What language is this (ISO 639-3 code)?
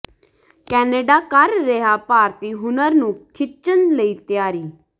pan